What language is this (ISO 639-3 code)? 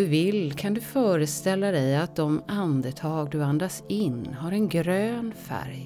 swe